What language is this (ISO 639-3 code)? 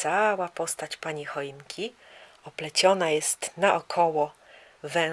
pol